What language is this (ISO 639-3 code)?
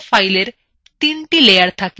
ben